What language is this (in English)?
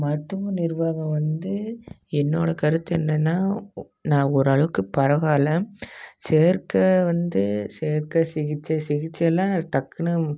Tamil